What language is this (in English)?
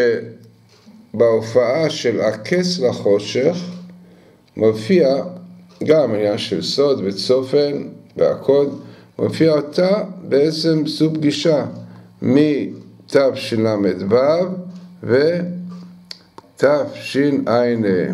Hebrew